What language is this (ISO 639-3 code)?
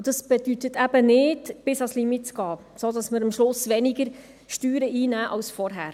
gsw